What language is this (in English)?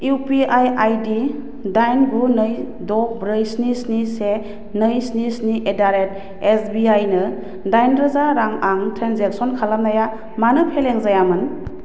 Bodo